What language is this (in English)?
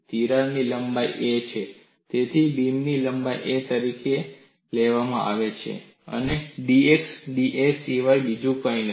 Gujarati